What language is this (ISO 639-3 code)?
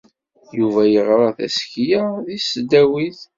kab